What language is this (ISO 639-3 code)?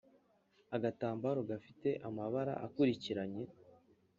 kin